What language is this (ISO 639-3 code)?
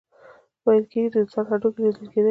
pus